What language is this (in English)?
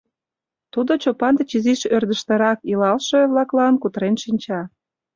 Mari